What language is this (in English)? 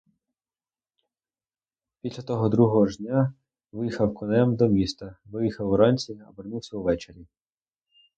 Ukrainian